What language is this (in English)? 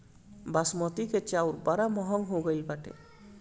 Bhojpuri